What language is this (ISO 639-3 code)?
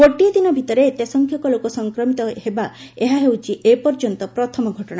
ori